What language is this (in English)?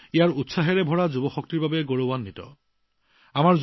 Assamese